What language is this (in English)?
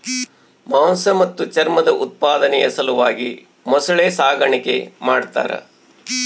Kannada